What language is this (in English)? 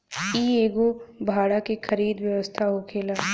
Bhojpuri